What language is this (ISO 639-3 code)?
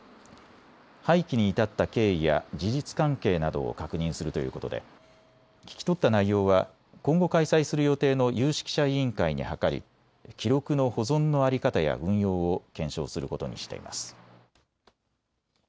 jpn